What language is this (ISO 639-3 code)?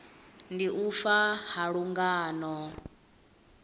ven